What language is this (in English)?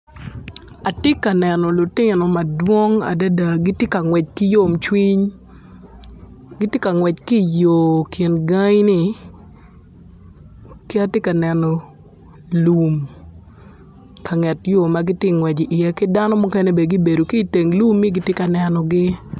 Acoli